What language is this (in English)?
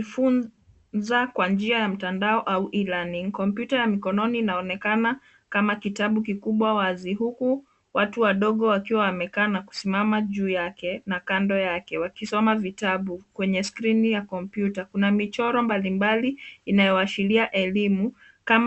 Swahili